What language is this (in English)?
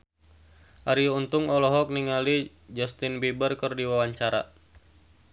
Sundanese